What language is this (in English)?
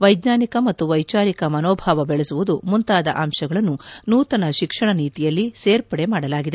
Kannada